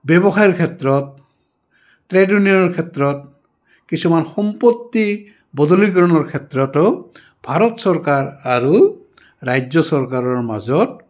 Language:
Assamese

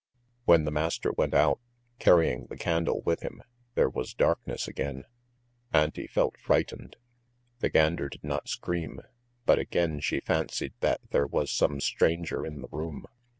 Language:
English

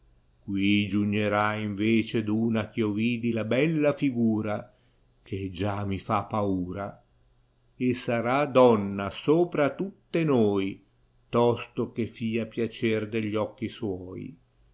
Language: Italian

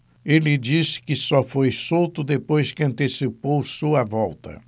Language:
Portuguese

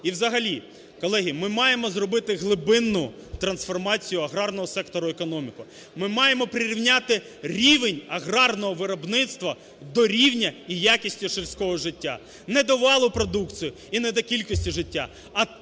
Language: Ukrainian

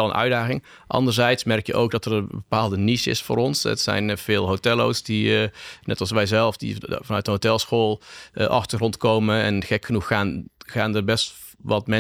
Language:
Dutch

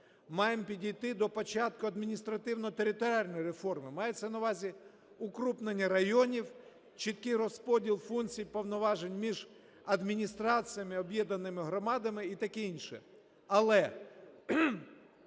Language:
Ukrainian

